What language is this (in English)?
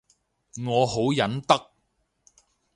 Cantonese